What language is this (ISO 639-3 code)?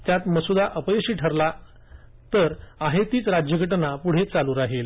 mar